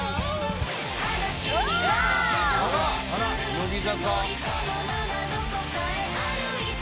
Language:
Japanese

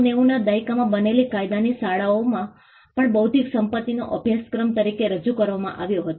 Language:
Gujarati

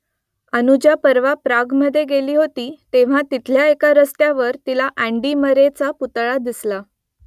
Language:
Marathi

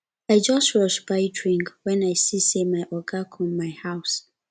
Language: Nigerian Pidgin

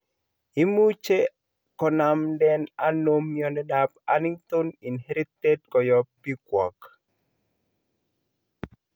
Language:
Kalenjin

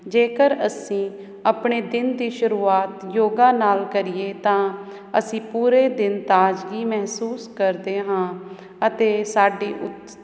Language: Punjabi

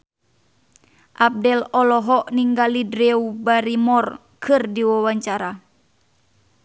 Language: Sundanese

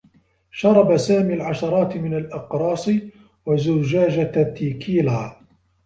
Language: Arabic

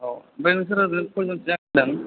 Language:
Bodo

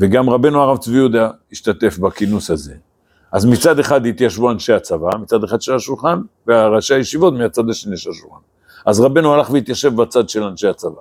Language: Hebrew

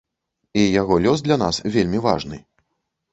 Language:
Belarusian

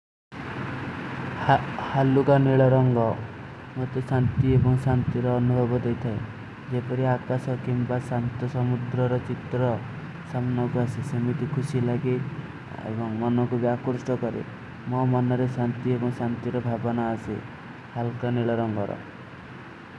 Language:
Kui (India)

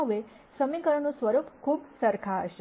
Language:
Gujarati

